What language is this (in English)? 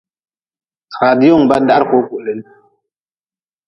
Nawdm